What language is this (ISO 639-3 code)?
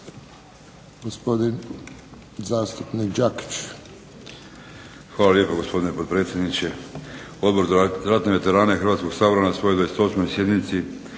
hrv